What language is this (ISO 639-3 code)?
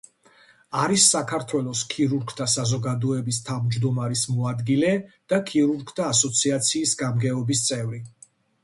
kat